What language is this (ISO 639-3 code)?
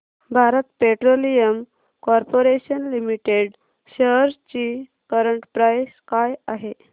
mar